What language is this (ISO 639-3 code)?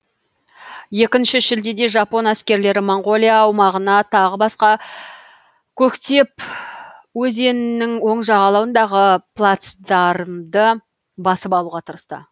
kaz